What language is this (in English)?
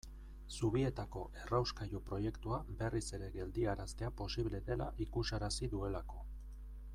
Basque